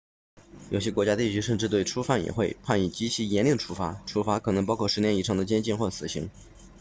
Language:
Chinese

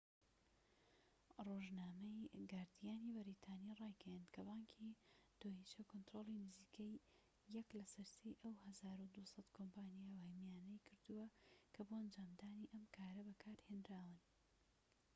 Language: Central Kurdish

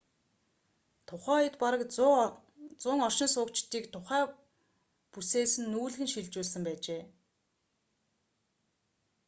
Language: Mongolian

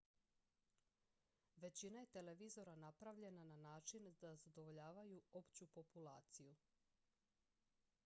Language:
Croatian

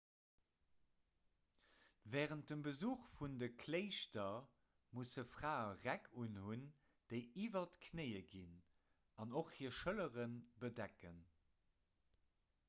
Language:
Luxembourgish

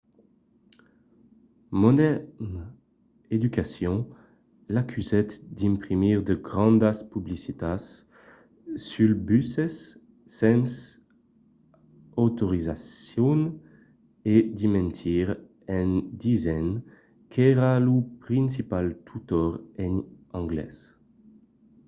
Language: Occitan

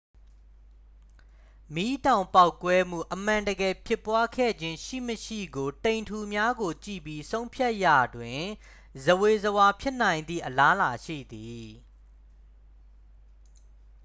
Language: Burmese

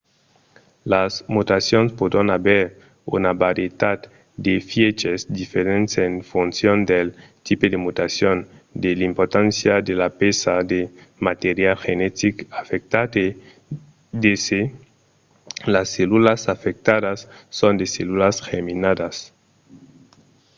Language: Occitan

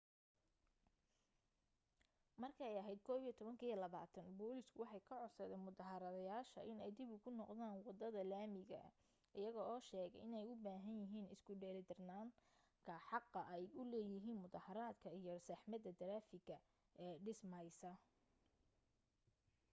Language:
Somali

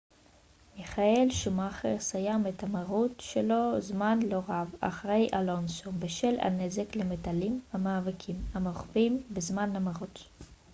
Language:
Hebrew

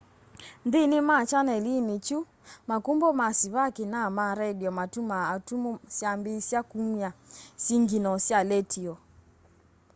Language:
Kamba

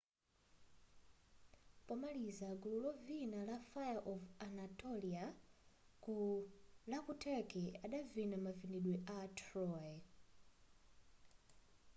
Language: Nyanja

